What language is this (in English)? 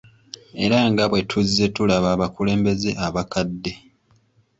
Ganda